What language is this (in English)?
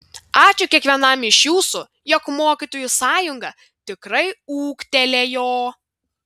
Lithuanian